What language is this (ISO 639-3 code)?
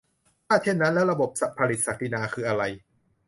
tha